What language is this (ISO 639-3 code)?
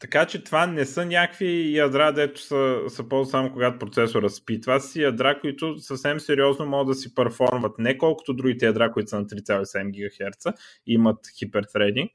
bul